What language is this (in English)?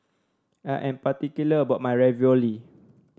English